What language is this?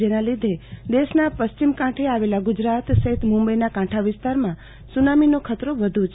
Gujarati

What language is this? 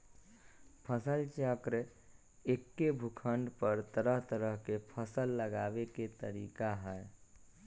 Magahi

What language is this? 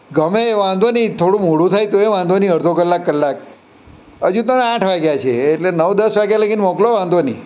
Gujarati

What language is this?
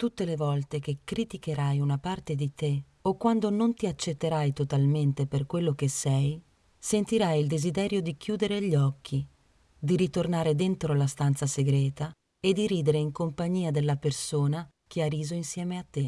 Italian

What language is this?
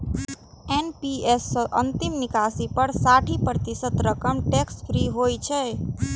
Maithili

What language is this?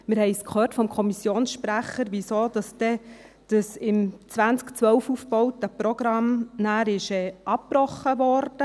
Swiss German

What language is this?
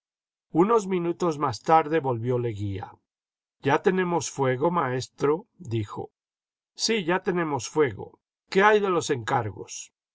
Spanish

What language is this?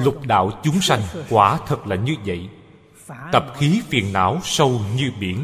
Vietnamese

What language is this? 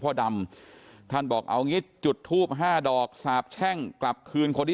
Thai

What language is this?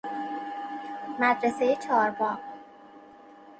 Persian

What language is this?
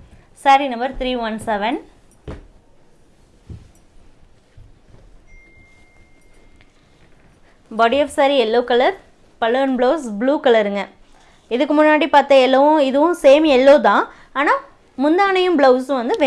Tamil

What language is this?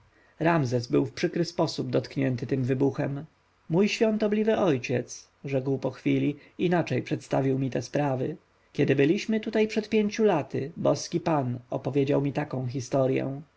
Polish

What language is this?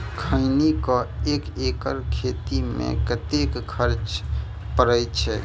Maithili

